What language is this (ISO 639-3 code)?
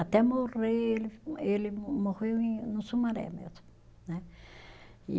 por